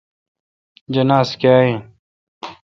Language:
Kalkoti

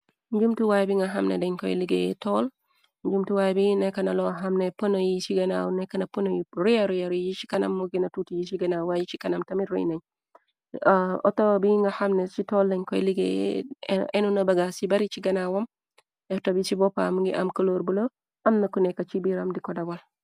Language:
Wolof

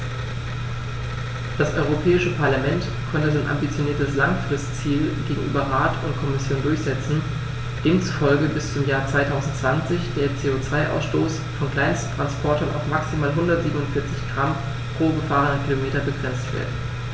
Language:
German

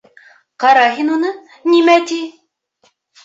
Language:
Bashkir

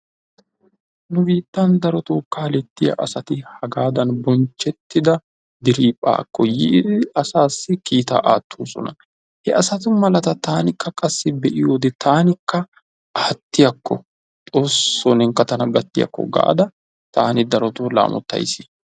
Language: Wolaytta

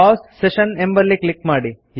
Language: Kannada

